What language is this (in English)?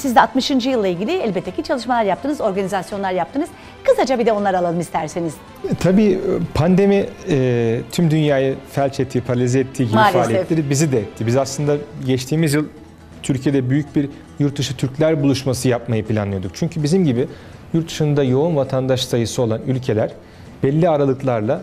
Turkish